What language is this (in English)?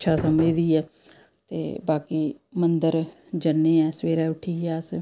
Dogri